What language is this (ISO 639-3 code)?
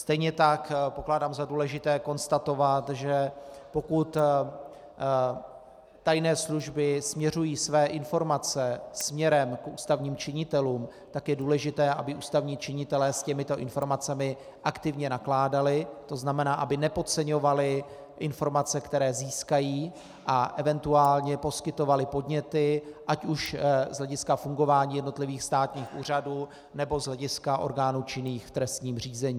ces